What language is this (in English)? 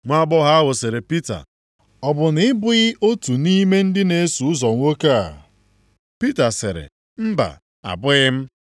Igbo